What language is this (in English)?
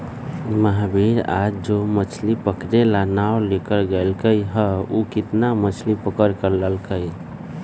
Magahi